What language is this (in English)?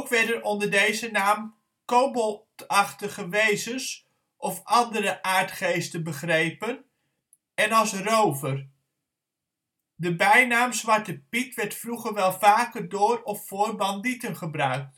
Dutch